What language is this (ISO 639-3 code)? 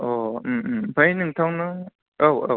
brx